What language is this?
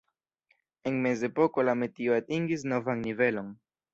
Esperanto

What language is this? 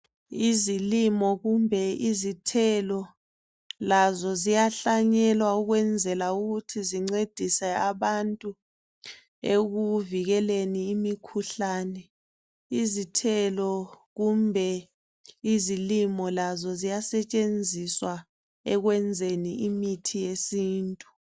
North Ndebele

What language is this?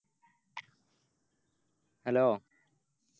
Malayalam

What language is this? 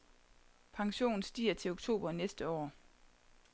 Danish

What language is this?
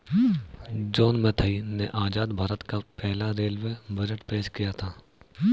Hindi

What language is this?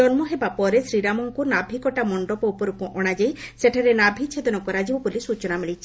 Odia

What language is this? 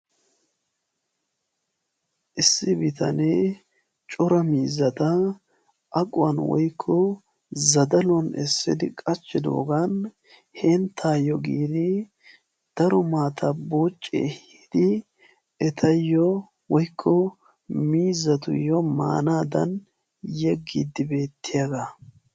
Wolaytta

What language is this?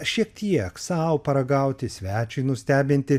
Lithuanian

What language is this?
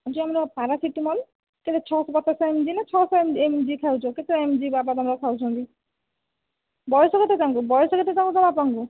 Odia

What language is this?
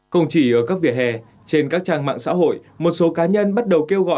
Vietnamese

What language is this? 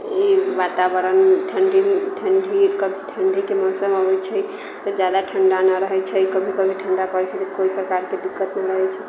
Maithili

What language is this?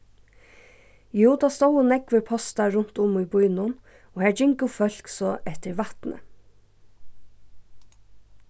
Faroese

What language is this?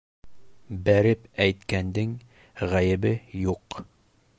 Bashkir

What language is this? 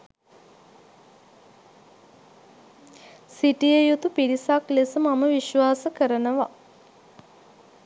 Sinhala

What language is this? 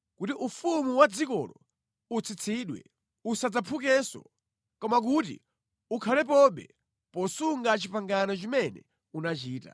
Nyanja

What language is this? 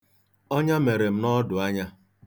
Igbo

